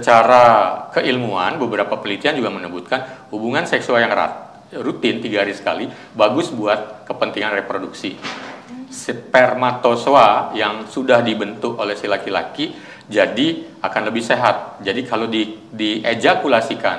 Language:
Indonesian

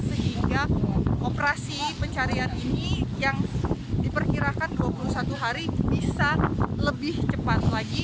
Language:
Indonesian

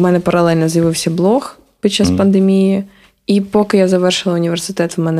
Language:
Ukrainian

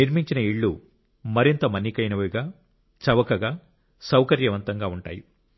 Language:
Telugu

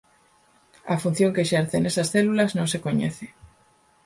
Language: Galician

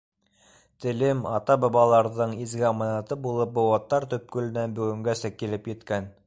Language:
Bashkir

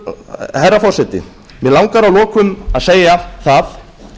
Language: Icelandic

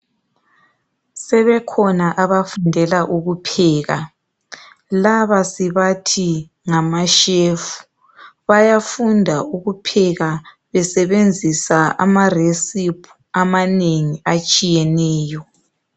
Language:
North Ndebele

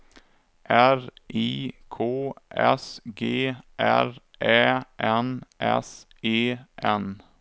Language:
Swedish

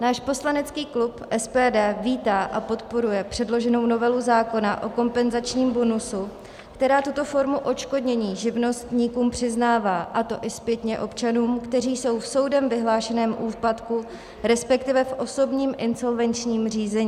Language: Czech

